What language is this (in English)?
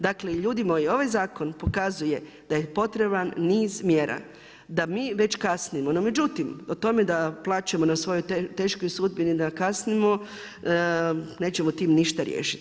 Croatian